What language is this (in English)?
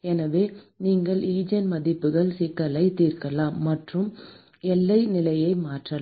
Tamil